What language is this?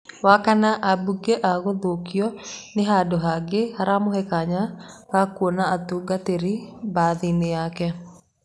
Kikuyu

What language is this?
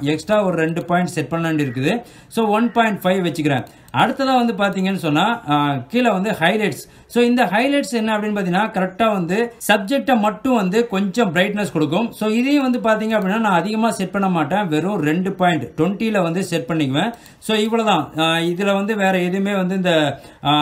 Hindi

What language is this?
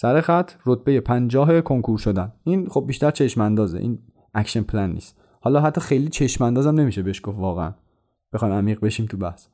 Persian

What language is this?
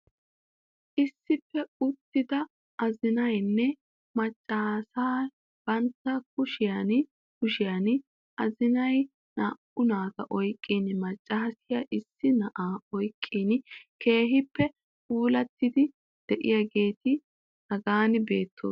Wolaytta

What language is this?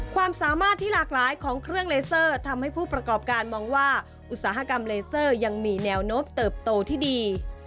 Thai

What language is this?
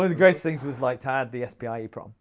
English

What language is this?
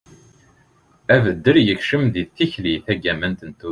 Kabyle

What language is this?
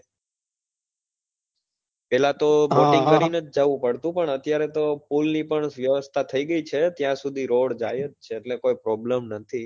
Gujarati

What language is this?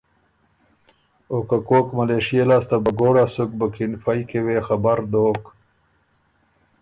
Ormuri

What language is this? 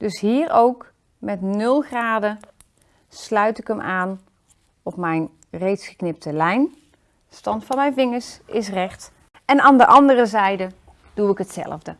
Dutch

